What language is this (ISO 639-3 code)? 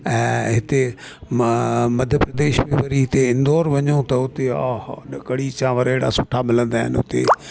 snd